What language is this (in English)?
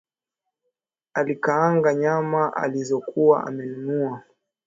Swahili